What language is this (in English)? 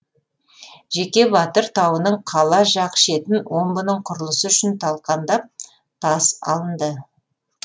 Kazakh